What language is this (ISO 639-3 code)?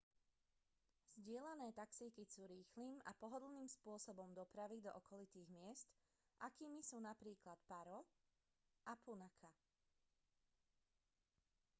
slk